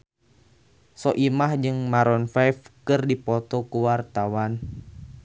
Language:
Sundanese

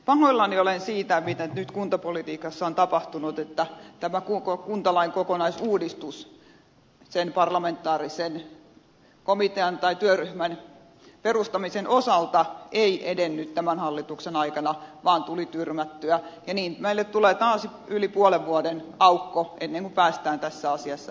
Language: Finnish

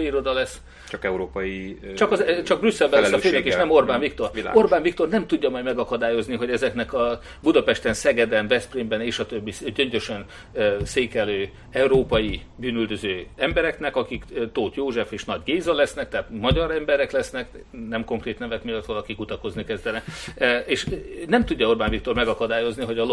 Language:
Hungarian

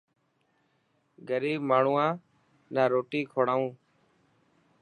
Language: Dhatki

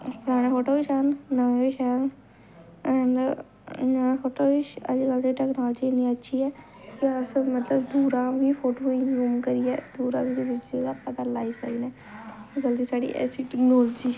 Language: Dogri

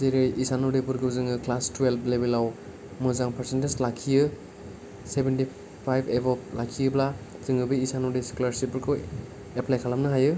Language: Bodo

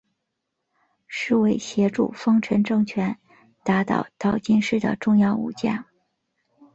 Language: Chinese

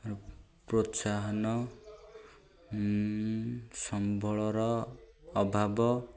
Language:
Odia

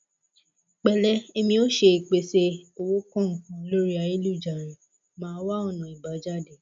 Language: Yoruba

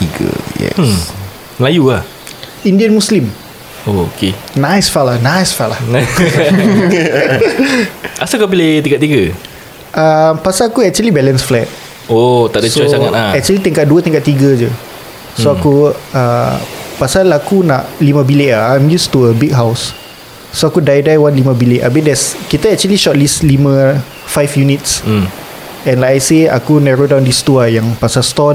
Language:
Malay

